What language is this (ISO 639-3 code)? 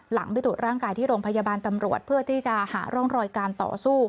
tha